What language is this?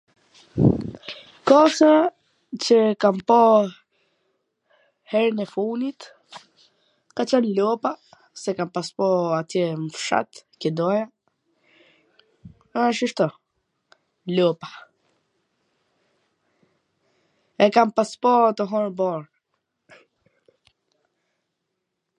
Gheg Albanian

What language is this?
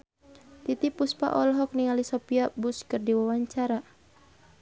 Sundanese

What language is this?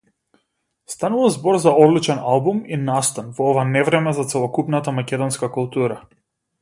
Macedonian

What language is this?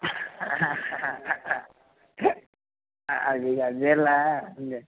Telugu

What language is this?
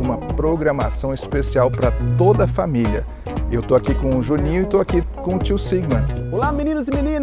Portuguese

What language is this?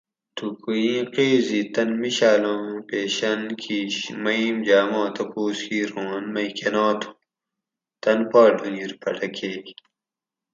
Gawri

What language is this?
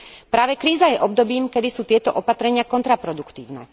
Slovak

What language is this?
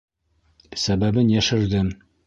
Bashkir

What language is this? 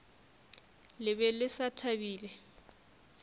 Northern Sotho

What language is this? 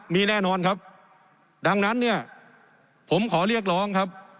Thai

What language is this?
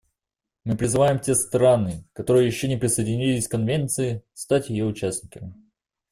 Russian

